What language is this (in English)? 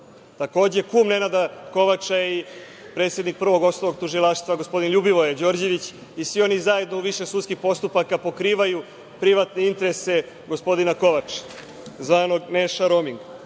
Serbian